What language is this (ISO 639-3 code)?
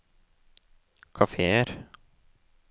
nor